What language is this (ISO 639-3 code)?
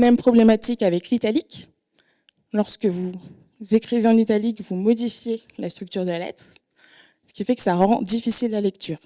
fra